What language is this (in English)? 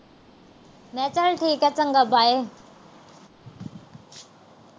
Punjabi